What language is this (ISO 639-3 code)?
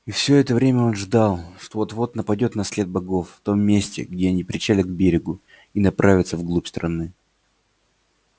rus